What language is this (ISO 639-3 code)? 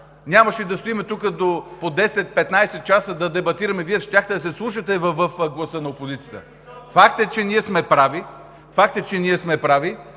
bul